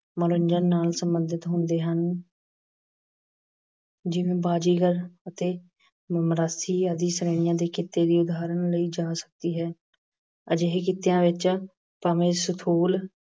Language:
Punjabi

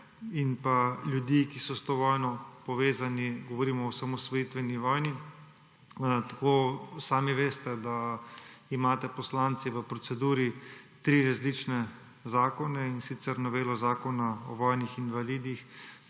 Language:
Slovenian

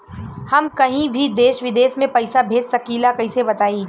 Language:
Bhojpuri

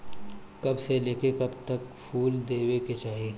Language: Bhojpuri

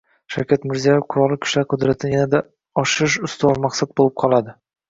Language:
Uzbek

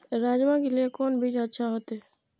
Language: Maithili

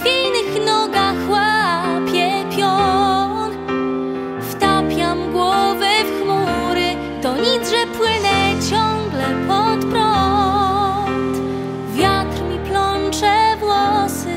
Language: Polish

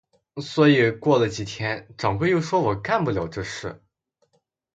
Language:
Chinese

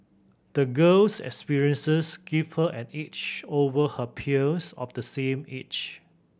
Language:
English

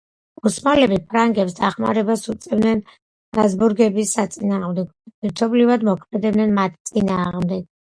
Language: Georgian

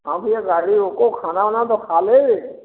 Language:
Hindi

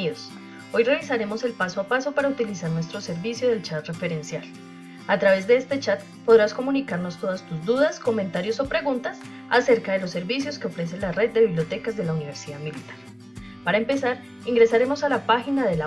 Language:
Spanish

